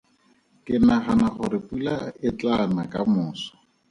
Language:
Tswana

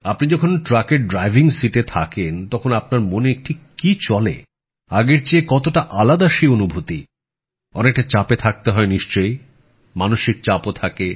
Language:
Bangla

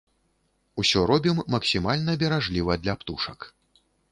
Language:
Belarusian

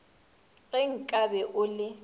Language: Northern Sotho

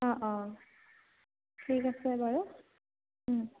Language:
Assamese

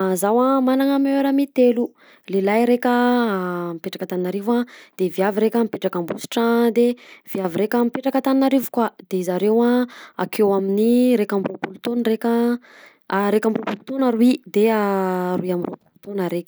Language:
Southern Betsimisaraka Malagasy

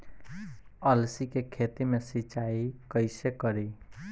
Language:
Bhojpuri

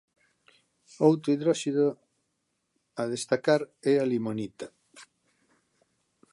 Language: Galician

